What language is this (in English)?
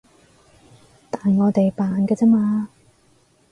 Cantonese